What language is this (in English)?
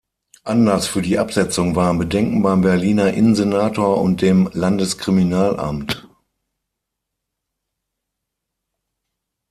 German